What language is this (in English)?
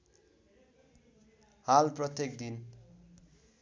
Nepali